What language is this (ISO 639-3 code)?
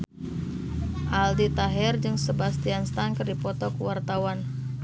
sun